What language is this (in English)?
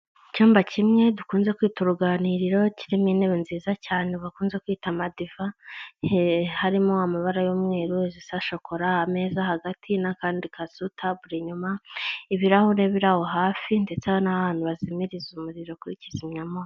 Kinyarwanda